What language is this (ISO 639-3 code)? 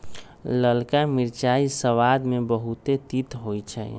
mag